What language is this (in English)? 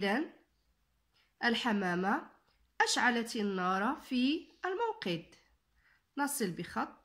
Arabic